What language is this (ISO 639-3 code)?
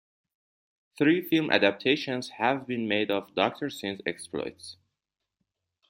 eng